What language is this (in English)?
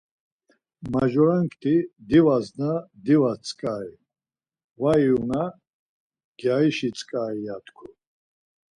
Laz